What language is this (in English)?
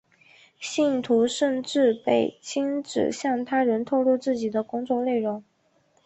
Chinese